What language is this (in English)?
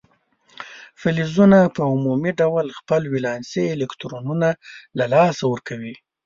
Pashto